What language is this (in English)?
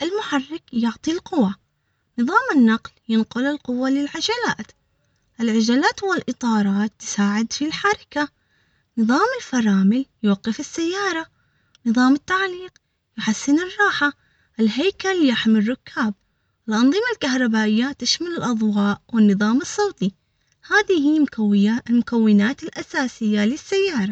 Omani Arabic